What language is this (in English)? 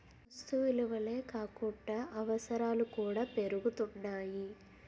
Telugu